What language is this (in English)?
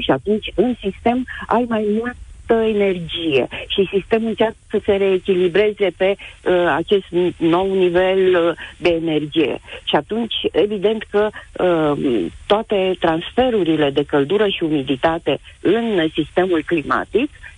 Romanian